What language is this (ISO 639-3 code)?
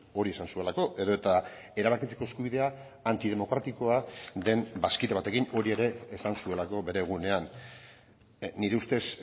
eus